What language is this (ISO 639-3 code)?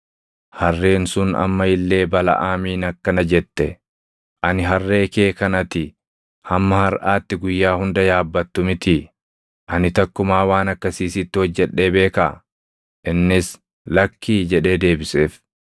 orm